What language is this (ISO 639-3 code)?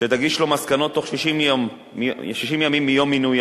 heb